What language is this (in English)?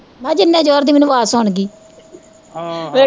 Punjabi